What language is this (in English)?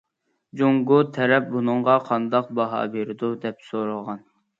Uyghur